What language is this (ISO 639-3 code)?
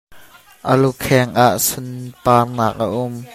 cnh